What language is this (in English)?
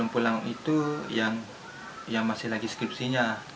Indonesian